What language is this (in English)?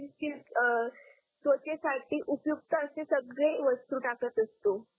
Marathi